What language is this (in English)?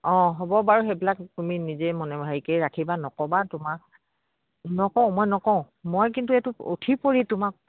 Assamese